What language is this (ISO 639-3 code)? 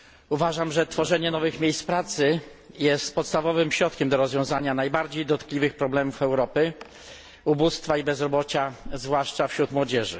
pol